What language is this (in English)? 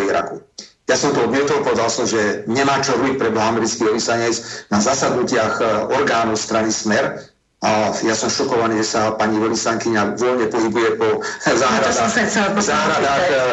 Slovak